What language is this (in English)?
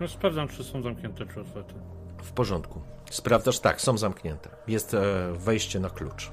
Polish